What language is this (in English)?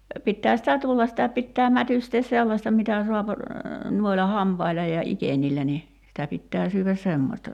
Finnish